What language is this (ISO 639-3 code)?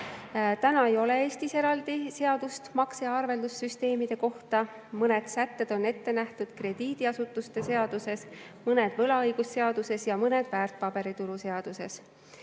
est